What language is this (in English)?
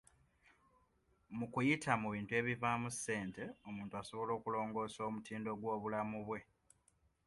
Ganda